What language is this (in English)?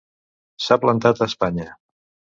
Catalan